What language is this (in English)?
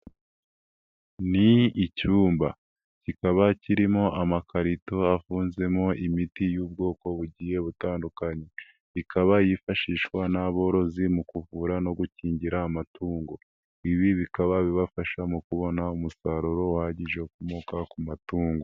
Kinyarwanda